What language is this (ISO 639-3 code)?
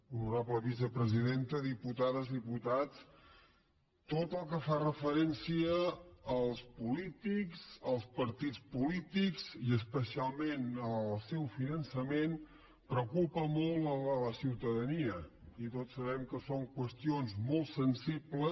cat